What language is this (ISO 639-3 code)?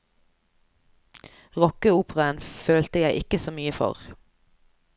nor